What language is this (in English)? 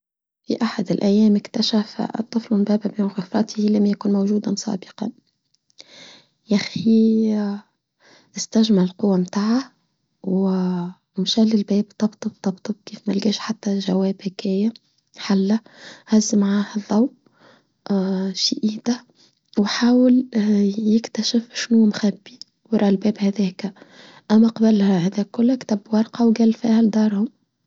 Tunisian Arabic